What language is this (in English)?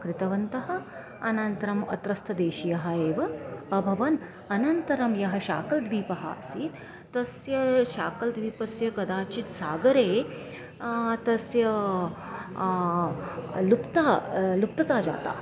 Sanskrit